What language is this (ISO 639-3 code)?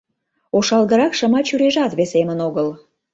chm